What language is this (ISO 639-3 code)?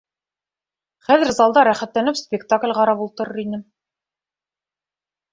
bak